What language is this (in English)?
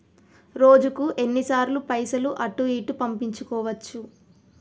Telugu